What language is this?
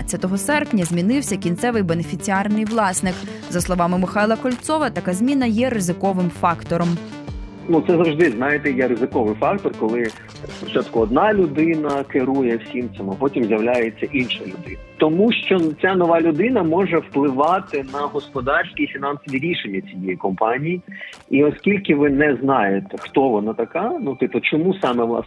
Ukrainian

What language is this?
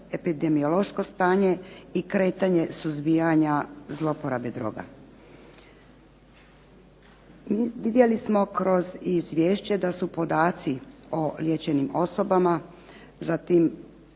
Croatian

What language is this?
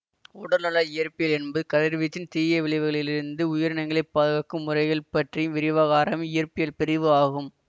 Tamil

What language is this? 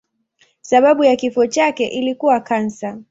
Swahili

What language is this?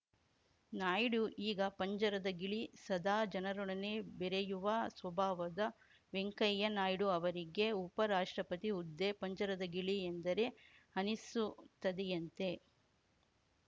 Kannada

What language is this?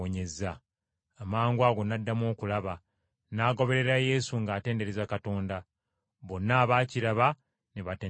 Ganda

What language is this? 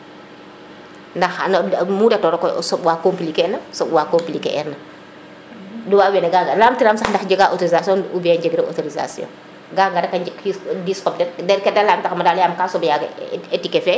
Serer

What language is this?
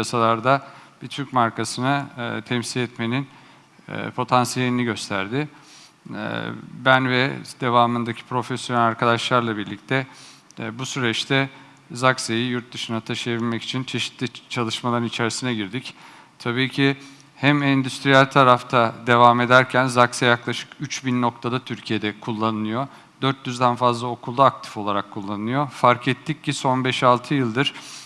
Turkish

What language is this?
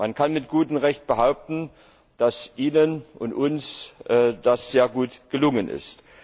German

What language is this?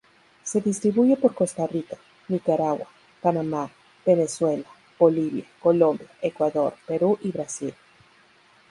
Spanish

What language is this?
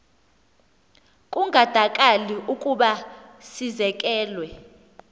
Xhosa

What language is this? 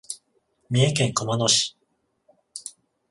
Japanese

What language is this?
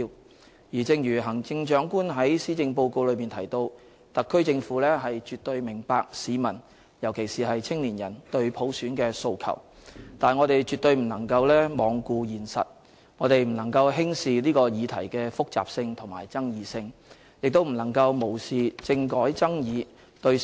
Cantonese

